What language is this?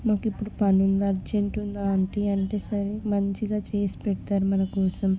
Telugu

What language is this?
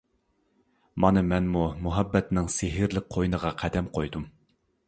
Uyghur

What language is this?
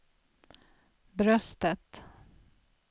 Swedish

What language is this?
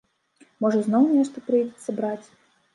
Belarusian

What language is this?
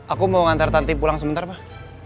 Indonesian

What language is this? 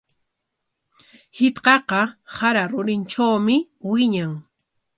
Corongo Ancash Quechua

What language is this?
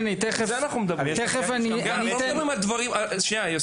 Hebrew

